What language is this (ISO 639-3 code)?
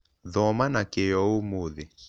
kik